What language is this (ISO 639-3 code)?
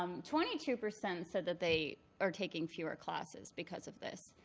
eng